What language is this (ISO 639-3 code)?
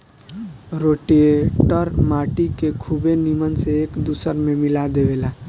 bho